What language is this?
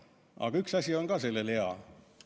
Estonian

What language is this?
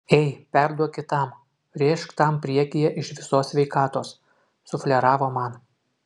Lithuanian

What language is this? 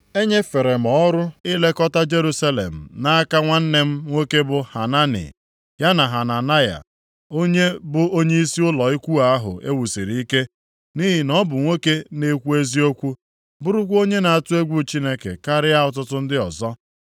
Igbo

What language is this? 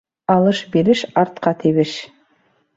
Bashkir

